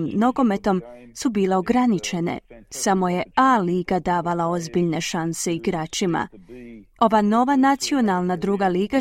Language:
Croatian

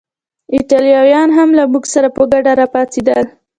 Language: Pashto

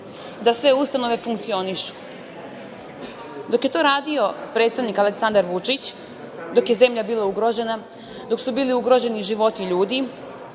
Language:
Serbian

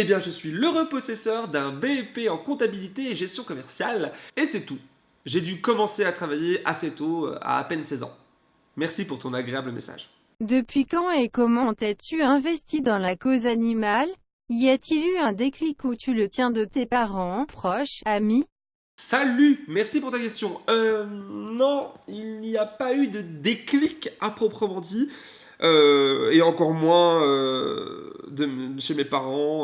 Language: French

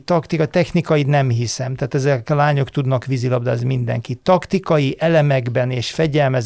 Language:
Hungarian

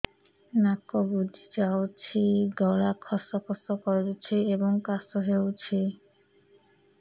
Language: Odia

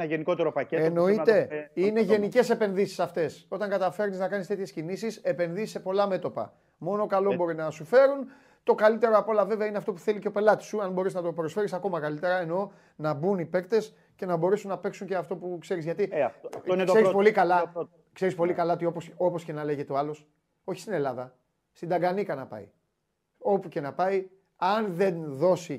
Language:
Greek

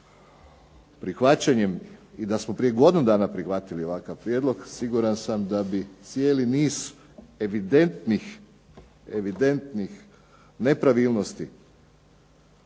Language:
Croatian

